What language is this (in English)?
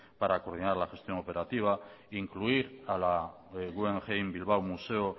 Spanish